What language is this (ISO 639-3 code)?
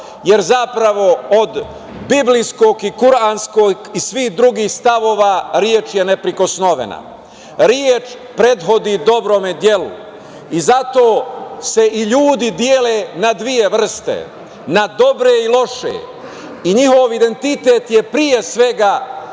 srp